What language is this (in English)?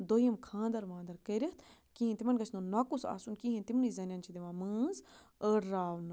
Kashmiri